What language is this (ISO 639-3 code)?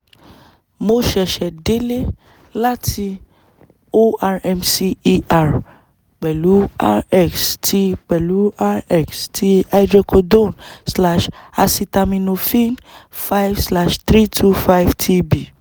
yor